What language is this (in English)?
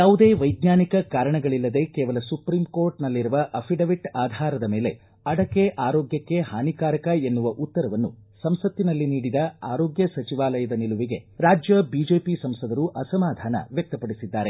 Kannada